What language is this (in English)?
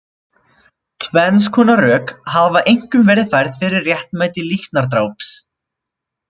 Icelandic